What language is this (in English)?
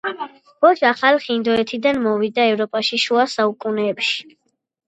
Georgian